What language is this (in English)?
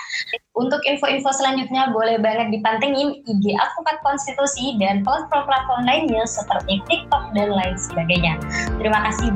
Indonesian